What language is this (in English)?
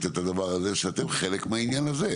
Hebrew